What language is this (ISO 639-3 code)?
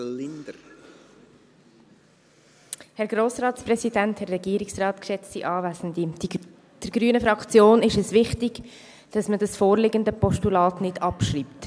gsw